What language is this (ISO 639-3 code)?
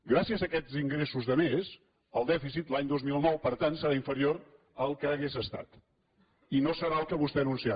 cat